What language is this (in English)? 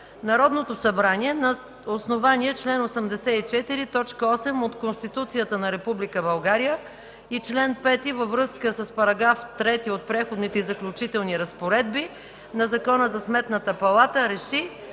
Bulgarian